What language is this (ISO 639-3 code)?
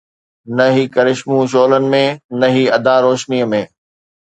snd